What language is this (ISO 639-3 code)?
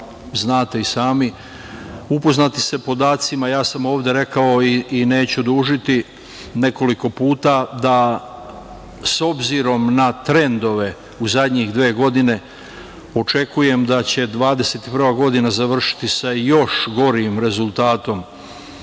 srp